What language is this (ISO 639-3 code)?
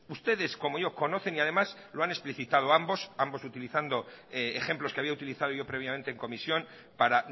spa